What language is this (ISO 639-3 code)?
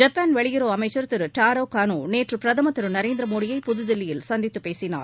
tam